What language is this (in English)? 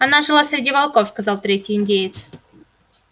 Russian